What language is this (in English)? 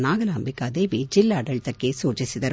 Kannada